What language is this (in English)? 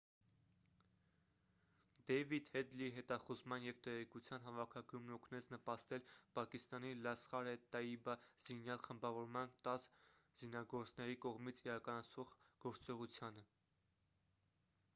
Armenian